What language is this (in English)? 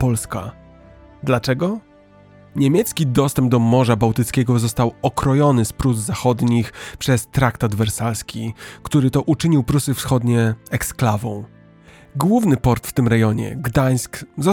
Polish